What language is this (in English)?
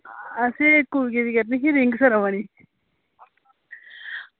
Dogri